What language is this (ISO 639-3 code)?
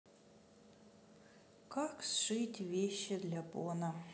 rus